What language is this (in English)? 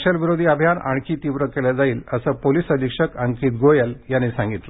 Marathi